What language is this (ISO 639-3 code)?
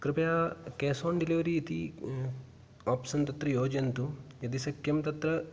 san